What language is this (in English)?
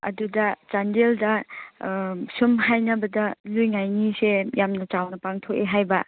Manipuri